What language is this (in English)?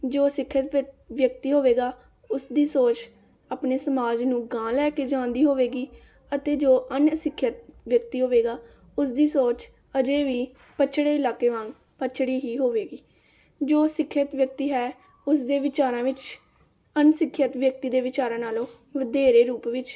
Punjabi